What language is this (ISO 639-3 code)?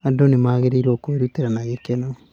kik